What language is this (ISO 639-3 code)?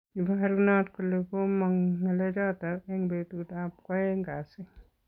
kln